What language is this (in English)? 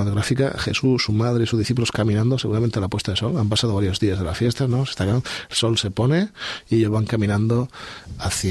Spanish